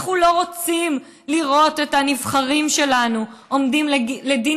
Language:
Hebrew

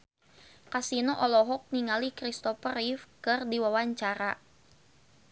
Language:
Sundanese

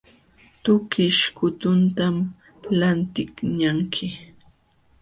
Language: Jauja Wanca Quechua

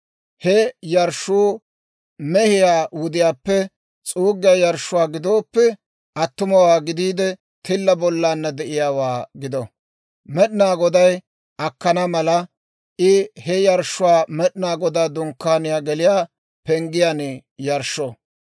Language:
Dawro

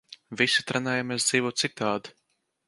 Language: Latvian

